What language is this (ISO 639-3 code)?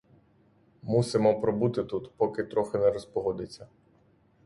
ukr